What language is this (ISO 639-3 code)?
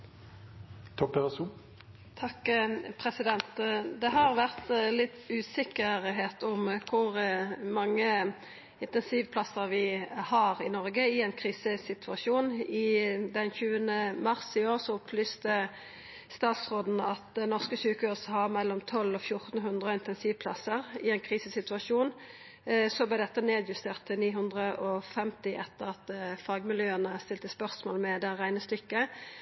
nno